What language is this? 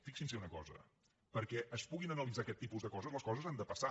Catalan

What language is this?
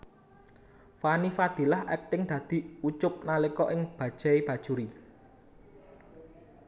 Javanese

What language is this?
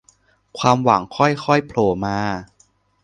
Thai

